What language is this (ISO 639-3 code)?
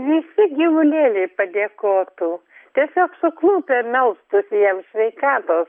lit